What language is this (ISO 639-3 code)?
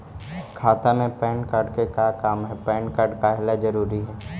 mag